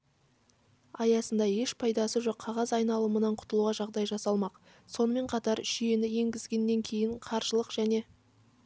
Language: Kazakh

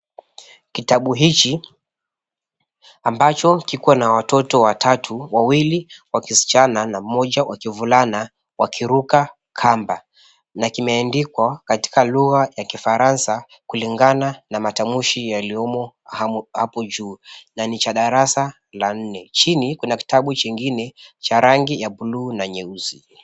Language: Swahili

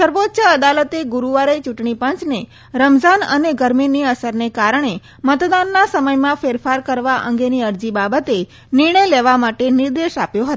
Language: Gujarati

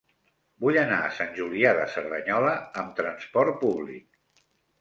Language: Catalan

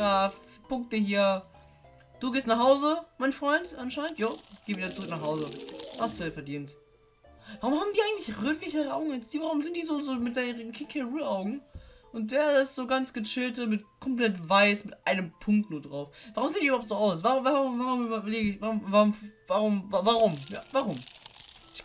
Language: German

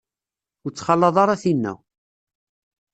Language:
Kabyle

